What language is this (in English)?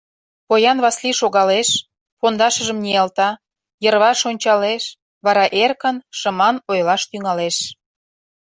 Mari